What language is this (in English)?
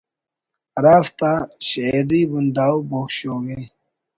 Brahui